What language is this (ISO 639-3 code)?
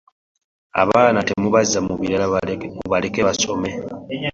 lug